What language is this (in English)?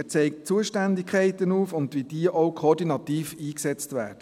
Swiss German